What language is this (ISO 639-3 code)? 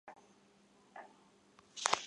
zho